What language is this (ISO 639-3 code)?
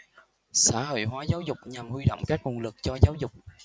vie